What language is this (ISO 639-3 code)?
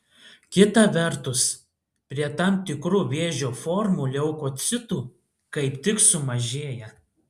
lit